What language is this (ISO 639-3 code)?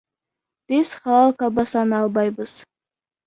kir